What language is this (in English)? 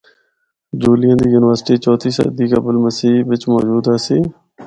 Northern Hindko